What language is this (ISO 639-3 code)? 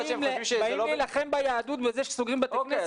heb